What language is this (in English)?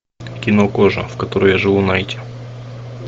Russian